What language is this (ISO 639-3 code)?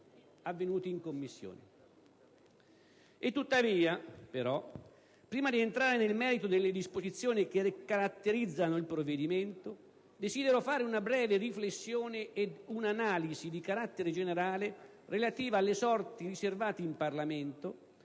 ita